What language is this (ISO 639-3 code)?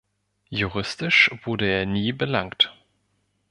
deu